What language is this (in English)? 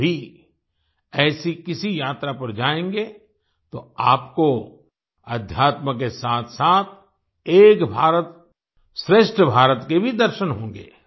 Hindi